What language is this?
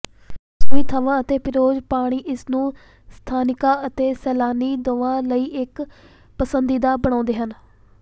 Punjabi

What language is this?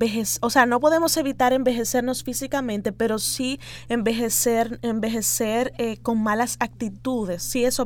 Spanish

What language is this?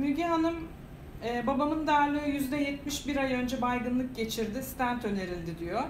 Turkish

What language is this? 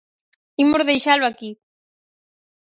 Galician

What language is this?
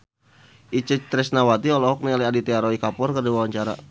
Sundanese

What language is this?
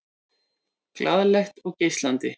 Icelandic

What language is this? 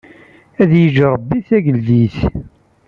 Kabyle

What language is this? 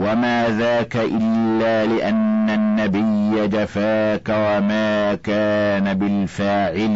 Arabic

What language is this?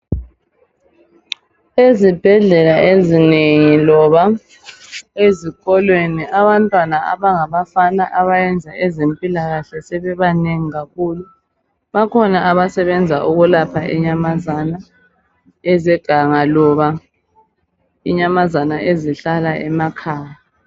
North Ndebele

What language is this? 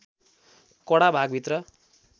Nepali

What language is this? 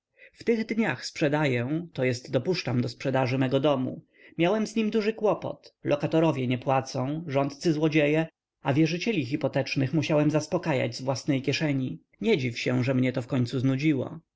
Polish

